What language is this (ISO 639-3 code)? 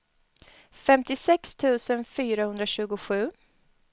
swe